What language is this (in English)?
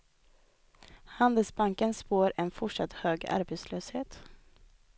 Swedish